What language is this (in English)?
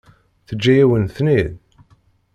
Kabyle